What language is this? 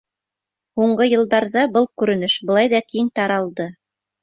Bashkir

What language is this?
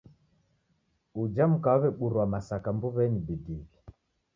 Taita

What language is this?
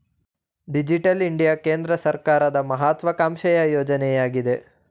Kannada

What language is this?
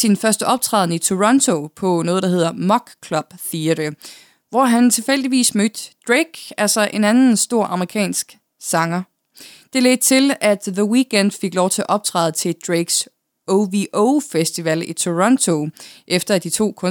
Danish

